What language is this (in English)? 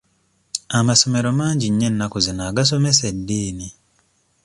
Ganda